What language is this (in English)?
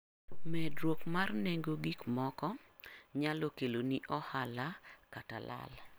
Luo (Kenya and Tanzania)